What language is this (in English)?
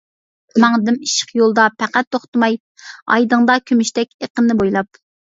Uyghur